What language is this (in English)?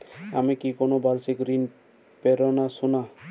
Bangla